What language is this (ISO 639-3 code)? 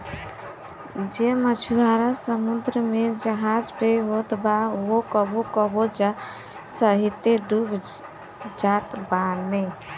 bho